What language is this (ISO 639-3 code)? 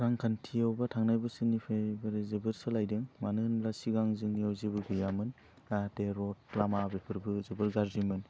brx